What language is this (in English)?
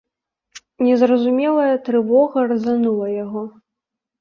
Belarusian